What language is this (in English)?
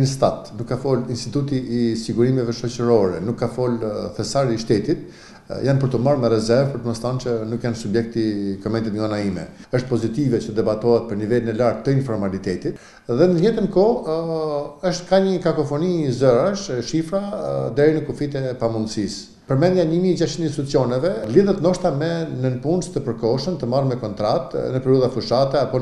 Romanian